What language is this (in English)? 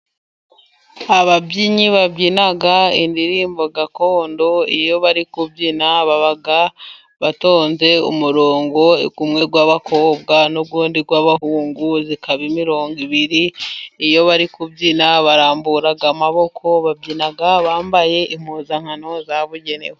Kinyarwanda